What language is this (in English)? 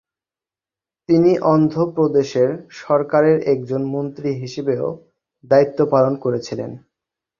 Bangla